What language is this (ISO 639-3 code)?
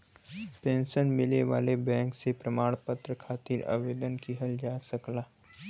bho